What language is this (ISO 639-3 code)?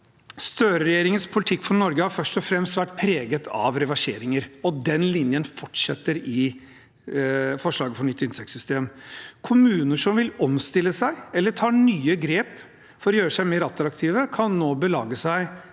nor